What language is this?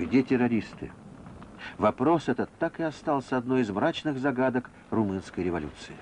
Russian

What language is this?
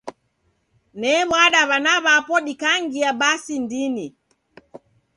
Taita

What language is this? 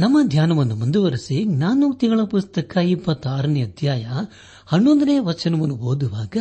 Kannada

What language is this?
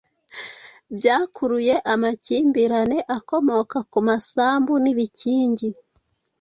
Kinyarwanda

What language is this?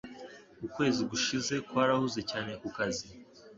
Kinyarwanda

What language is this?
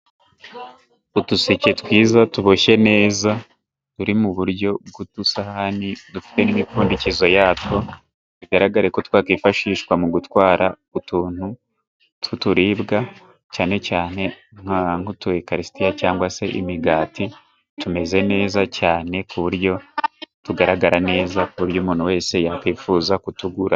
Kinyarwanda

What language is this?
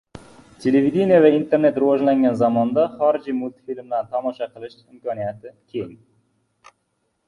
Uzbek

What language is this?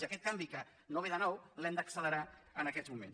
Catalan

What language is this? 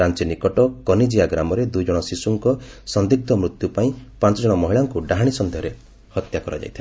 Odia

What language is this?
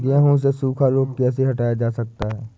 Hindi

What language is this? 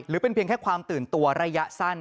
Thai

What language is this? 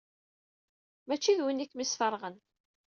Kabyle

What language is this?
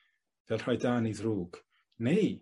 Welsh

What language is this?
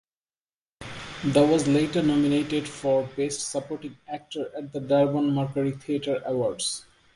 English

